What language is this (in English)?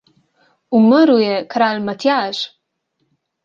Slovenian